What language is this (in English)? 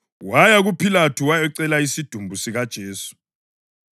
North Ndebele